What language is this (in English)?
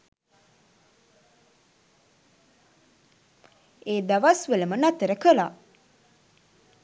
Sinhala